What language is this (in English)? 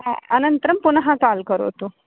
Sanskrit